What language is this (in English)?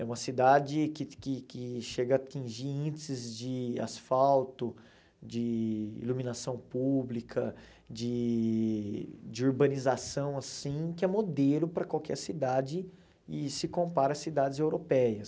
Portuguese